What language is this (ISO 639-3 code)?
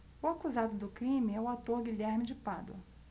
por